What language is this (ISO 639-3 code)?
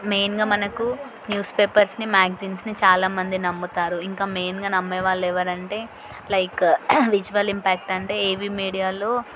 tel